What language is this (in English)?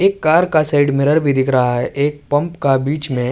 Urdu